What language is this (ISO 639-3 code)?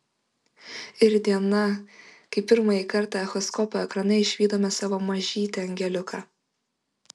lit